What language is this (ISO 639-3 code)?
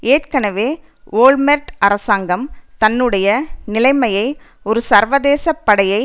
tam